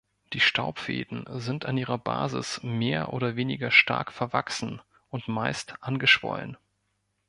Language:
German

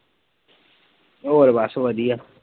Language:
Punjabi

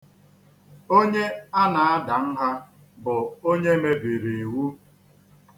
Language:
Igbo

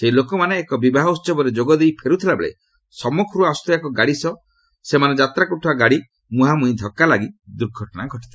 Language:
Odia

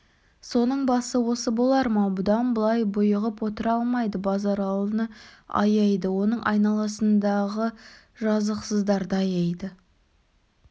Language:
Kazakh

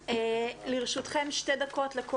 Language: Hebrew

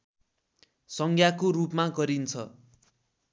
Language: Nepali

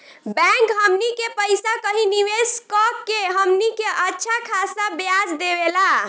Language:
Bhojpuri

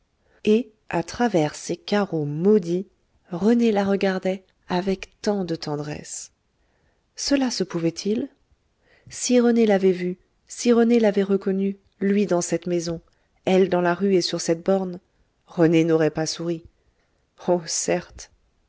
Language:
French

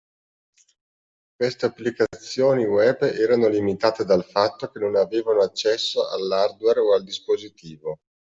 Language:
Italian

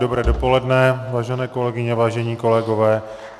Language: Czech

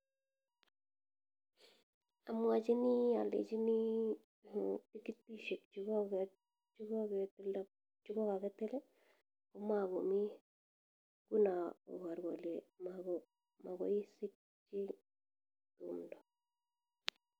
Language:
Kalenjin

